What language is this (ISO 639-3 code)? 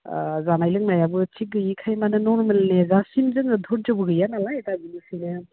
brx